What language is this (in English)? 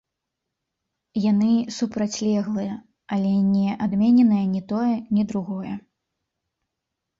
Belarusian